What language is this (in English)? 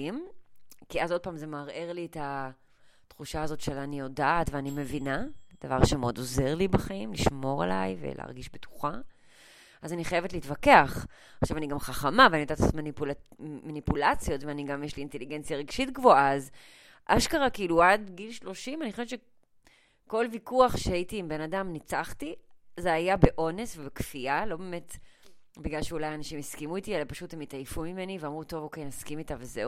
Hebrew